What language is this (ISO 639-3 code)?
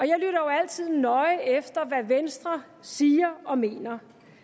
dan